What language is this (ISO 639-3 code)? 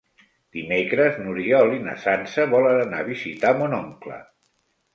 cat